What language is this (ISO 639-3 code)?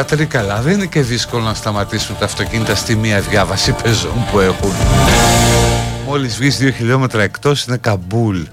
ell